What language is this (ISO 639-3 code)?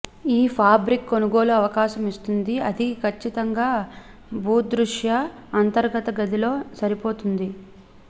tel